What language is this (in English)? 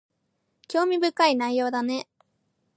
Japanese